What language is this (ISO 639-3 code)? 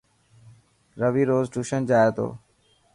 mki